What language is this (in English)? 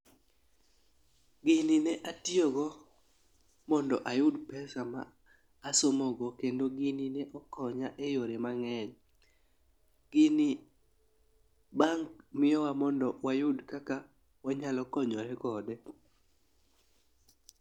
Luo (Kenya and Tanzania)